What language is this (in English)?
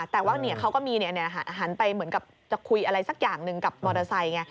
Thai